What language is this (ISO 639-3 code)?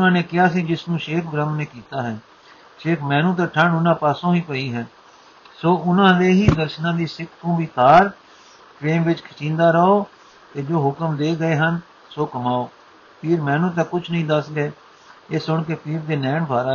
pan